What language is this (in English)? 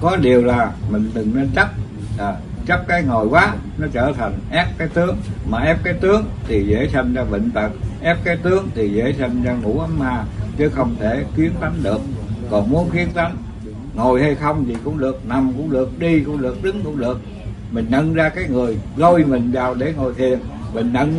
Vietnamese